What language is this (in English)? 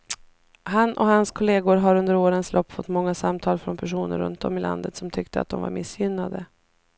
Swedish